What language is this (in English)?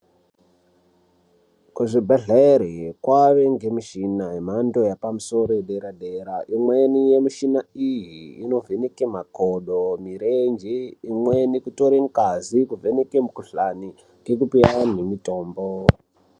Ndau